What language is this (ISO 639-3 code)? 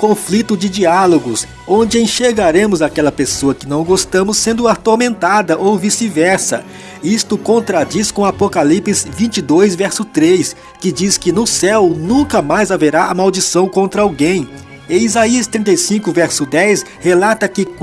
por